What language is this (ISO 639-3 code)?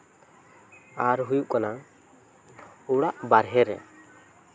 sat